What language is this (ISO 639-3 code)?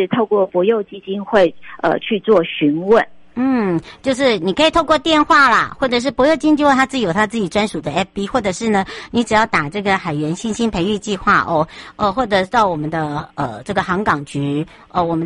zho